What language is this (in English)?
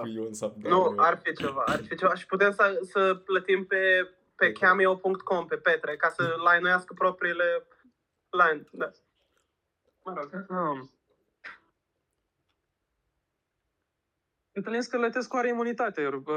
Romanian